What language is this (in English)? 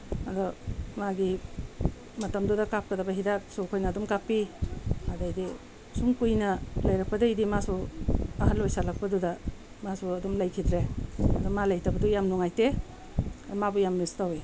Manipuri